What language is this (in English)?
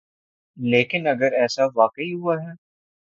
Urdu